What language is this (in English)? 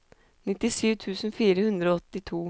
Norwegian